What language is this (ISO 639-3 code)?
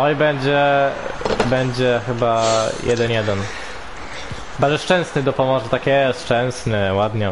pol